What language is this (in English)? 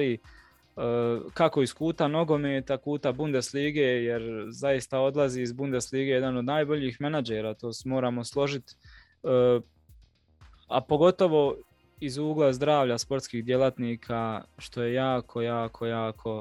Croatian